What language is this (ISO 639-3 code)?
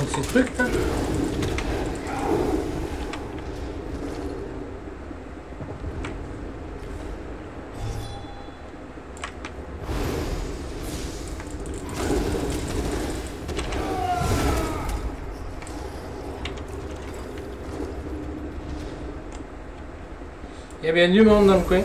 fra